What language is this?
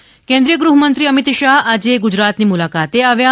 Gujarati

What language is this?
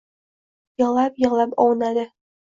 Uzbek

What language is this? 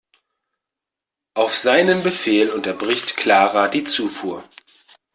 German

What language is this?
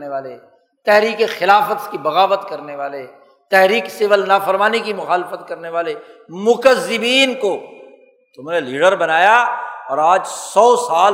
Urdu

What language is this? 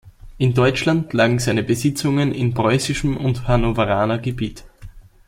German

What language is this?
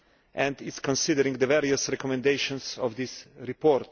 English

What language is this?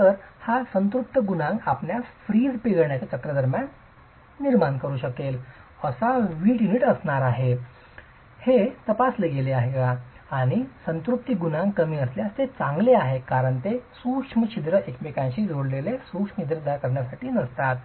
Marathi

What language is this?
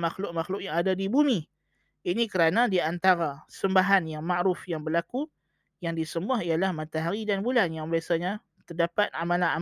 Malay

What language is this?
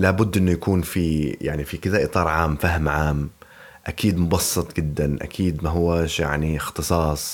Arabic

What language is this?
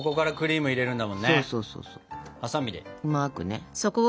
Japanese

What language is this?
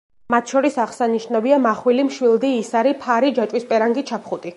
Georgian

